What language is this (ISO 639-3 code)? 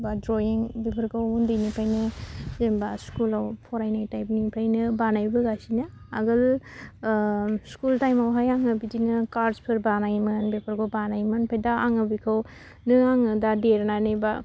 brx